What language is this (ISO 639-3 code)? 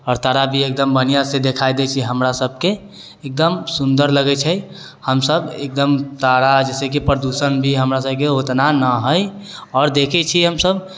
mai